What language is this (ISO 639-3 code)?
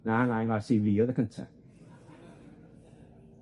cym